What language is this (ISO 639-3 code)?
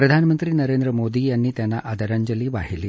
mar